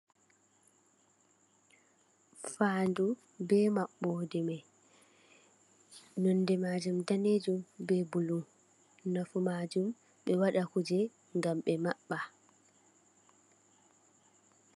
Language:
Fula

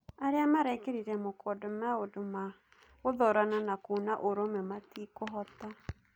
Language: Kikuyu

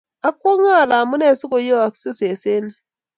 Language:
Kalenjin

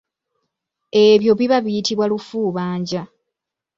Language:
Ganda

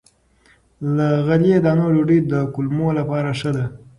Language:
Pashto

